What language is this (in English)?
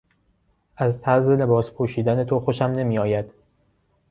Persian